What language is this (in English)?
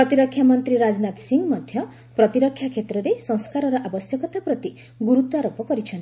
Odia